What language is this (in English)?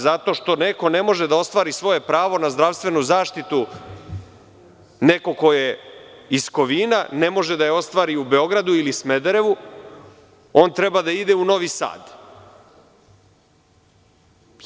Serbian